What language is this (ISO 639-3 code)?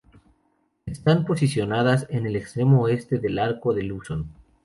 spa